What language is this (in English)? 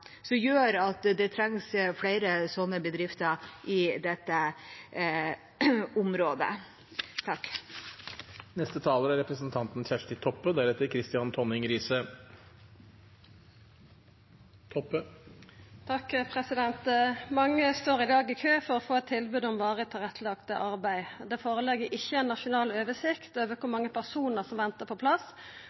Norwegian